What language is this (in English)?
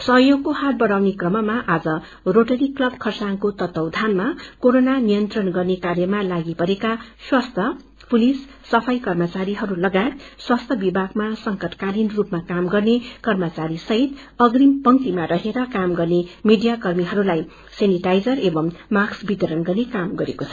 Nepali